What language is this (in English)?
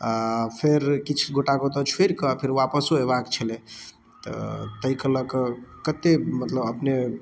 Maithili